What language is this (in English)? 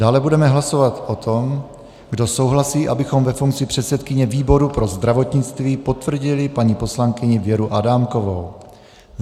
Czech